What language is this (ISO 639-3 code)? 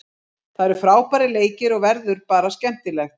isl